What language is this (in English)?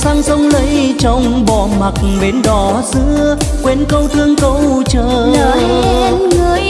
Vietnamese